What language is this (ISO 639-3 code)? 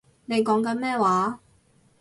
yue